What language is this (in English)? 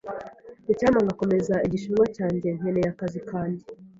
Kinyarwanda